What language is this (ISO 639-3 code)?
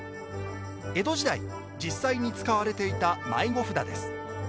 jpn